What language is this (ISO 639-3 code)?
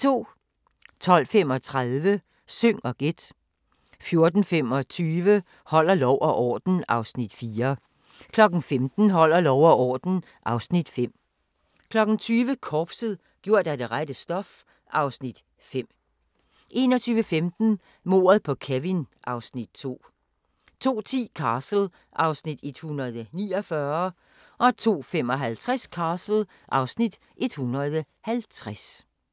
dan